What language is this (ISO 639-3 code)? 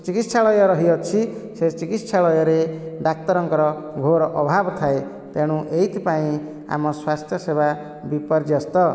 ori